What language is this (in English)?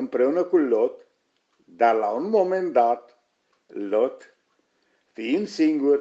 Romanian